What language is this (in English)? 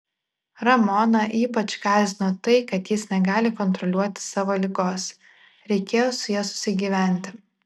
Lithuanian